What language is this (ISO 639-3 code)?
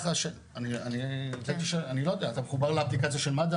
heb